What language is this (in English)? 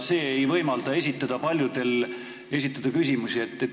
Estonian